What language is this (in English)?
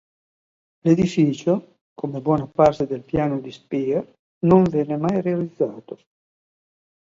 Italian